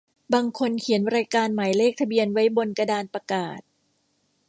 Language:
Thai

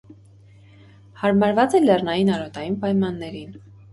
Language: Armenian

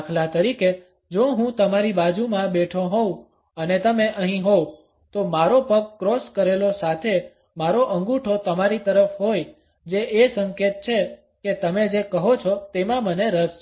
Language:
Gujarati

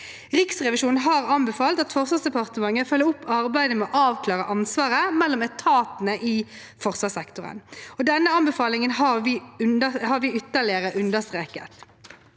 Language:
Norwegian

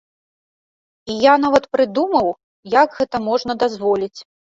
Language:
Belarusian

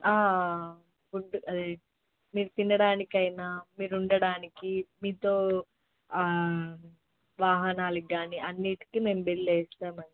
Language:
Telugu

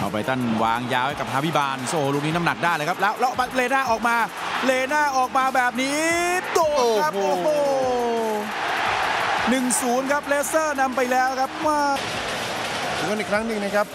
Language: Thai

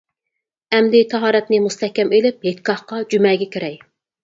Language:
Uyghur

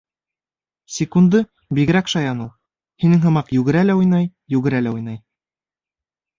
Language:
Bashkir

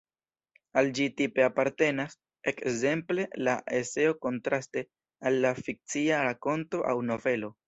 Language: Esperanto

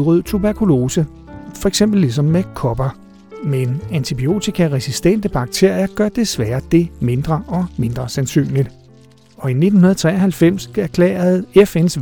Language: Danish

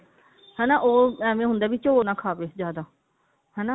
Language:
Punjabi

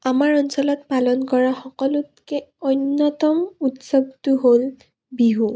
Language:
Assamese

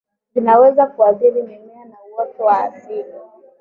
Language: Swahili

